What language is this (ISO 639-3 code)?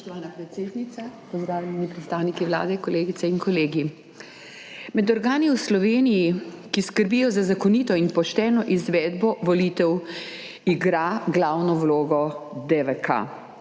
slv